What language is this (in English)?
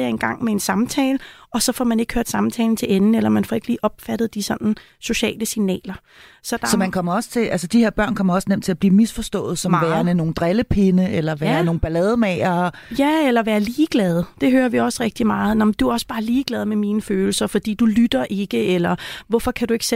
Danish